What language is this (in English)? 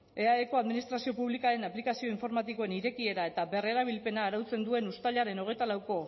Basque